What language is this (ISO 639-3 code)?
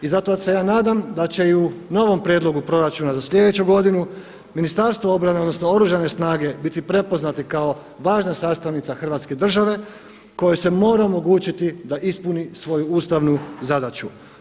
hrv